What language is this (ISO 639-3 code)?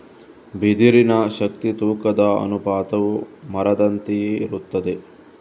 kan